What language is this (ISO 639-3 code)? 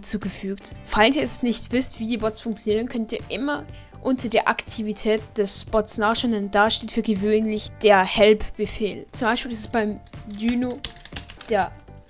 deu